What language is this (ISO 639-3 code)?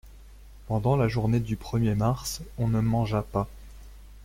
fra